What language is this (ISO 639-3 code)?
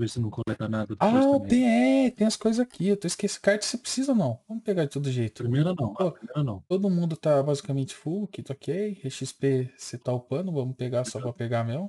por